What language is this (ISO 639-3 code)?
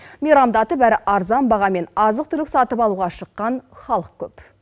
kaz